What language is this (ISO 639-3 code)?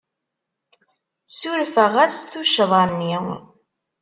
kab